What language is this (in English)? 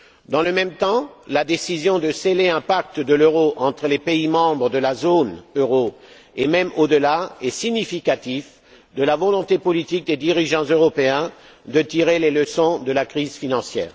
French